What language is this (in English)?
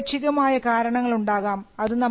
Malayalam